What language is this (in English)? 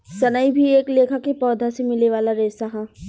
Bhojpuri